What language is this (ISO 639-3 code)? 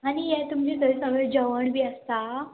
kok